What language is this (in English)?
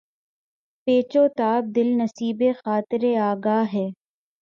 Urdu